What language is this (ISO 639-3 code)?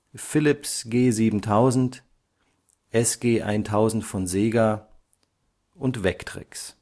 deu